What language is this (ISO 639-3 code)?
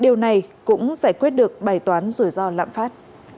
vie